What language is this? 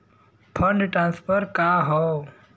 Bhojpuri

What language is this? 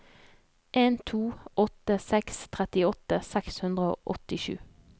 Norwegian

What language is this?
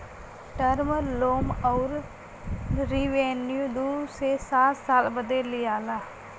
Bhojpuri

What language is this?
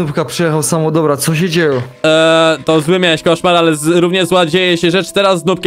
Polish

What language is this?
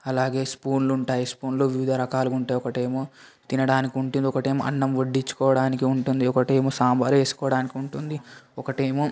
Telugu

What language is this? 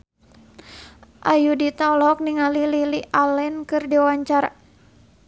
Sundanese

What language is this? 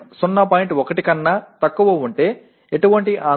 Tamil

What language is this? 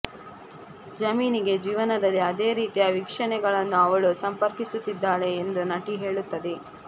Kannada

